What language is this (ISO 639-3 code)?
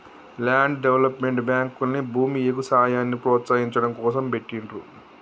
tel